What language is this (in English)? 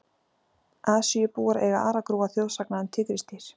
Icelandic